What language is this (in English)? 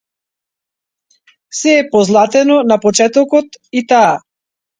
Macedonian